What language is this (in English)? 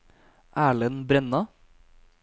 Norwegian